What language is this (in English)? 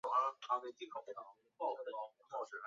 Chinese